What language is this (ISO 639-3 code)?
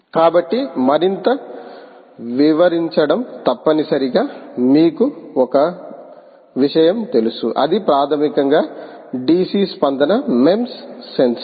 tel